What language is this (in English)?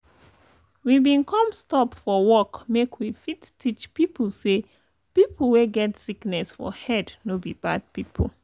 Nigerian Pidgin